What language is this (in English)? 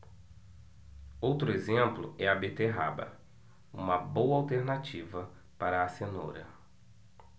Portuguese